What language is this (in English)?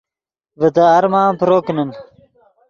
Yidgha